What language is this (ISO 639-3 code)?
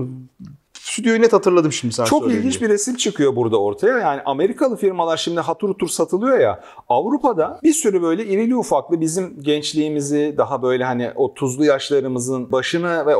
tur